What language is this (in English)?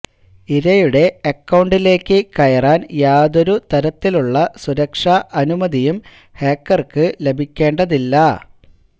Malayalam